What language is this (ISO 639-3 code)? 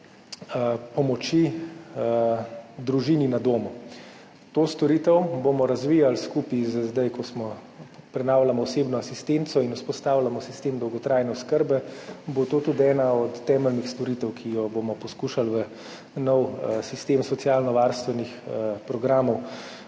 slv